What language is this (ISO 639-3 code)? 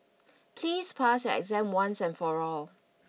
eng